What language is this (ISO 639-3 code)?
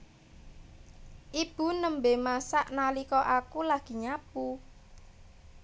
jav